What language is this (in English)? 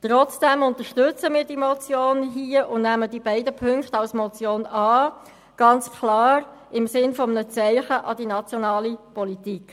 Swiss German